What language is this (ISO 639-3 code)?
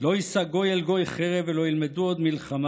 heb